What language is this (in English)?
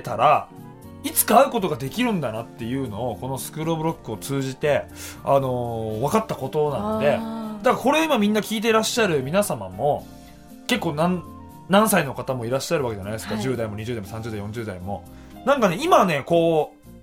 Japanese